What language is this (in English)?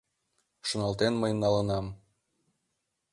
Mari